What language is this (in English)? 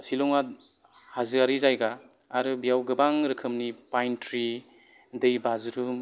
Bodo